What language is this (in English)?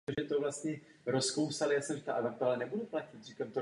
Czech